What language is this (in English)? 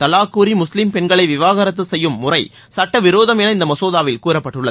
Tamil